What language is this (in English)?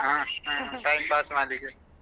Kannada